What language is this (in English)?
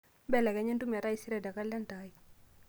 Masai